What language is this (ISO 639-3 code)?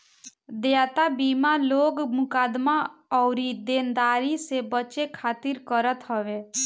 bho